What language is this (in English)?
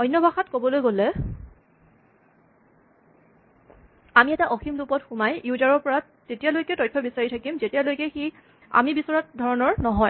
Assamese